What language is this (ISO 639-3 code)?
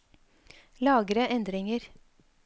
nor